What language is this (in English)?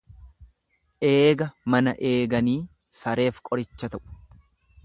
Oromo